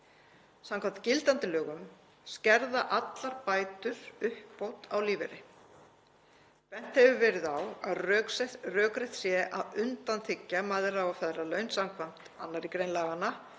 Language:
Icelandic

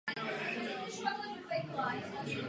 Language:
Czech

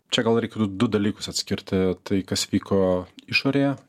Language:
Lithuanian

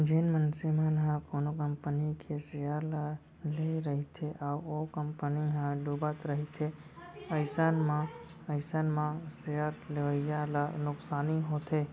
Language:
Chhattisgarhi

